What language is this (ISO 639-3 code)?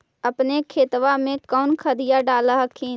mag